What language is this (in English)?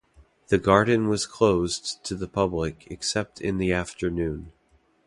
English